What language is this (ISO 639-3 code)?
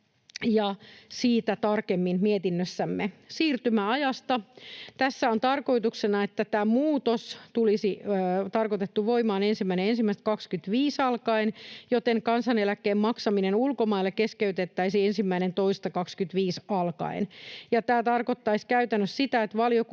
fin